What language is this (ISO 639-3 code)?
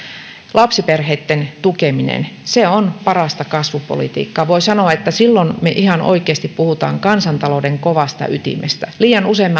fin